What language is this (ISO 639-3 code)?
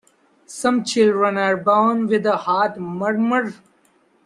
eng